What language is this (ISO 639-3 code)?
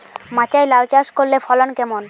ben